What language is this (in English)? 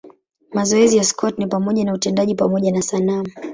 Swahili